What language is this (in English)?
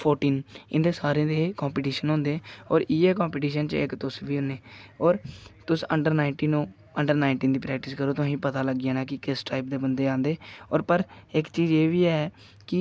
Dogri